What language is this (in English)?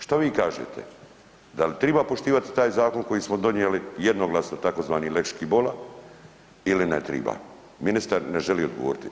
Croatian